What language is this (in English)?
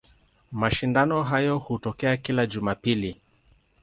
Swahili